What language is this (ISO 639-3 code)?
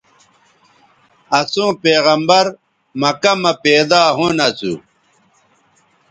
btv